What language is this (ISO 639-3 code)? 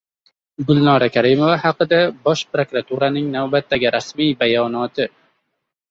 uzb